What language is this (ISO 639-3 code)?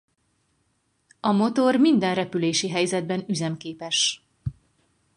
hun